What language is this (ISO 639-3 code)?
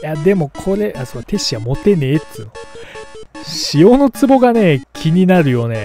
jpn